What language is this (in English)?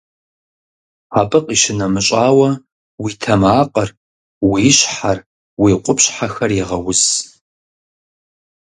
Kabardian